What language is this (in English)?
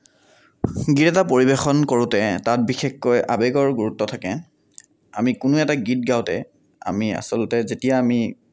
Assamese